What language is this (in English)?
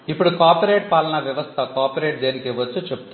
Telugu